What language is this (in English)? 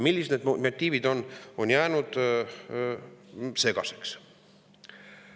Estonian